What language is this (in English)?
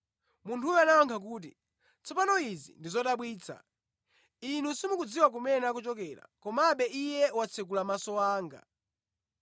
Nyanja